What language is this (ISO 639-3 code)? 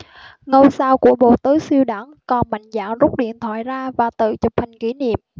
vie